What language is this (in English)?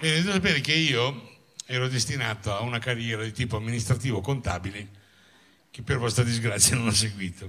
Italian